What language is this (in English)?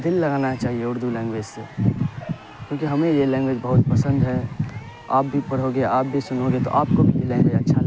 Urdu